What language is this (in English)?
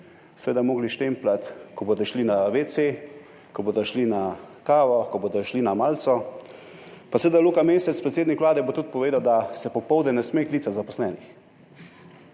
Slovenian